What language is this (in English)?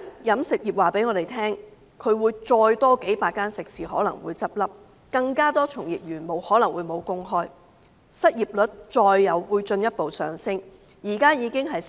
Cantonese